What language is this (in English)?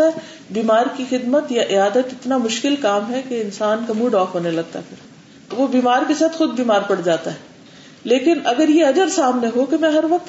Urdu